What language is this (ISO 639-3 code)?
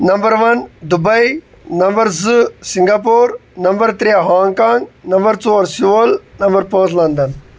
kas